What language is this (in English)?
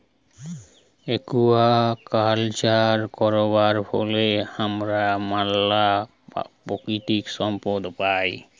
Bangla